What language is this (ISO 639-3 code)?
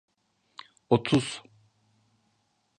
tur